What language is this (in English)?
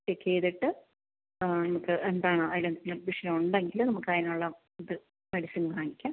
Malayalam